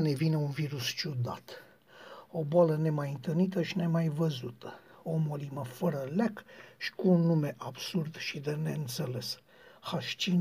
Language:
Romanian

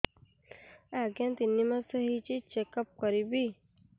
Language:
Odia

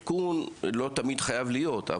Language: Hebrew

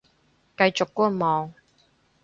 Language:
Cantonese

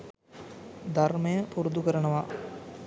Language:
Sinhala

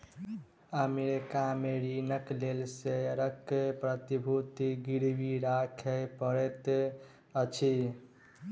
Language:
Maithili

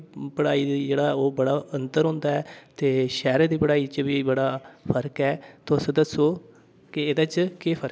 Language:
Dogri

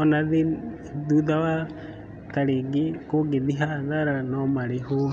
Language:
Kikuyu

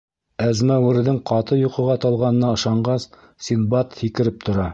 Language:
Bashkir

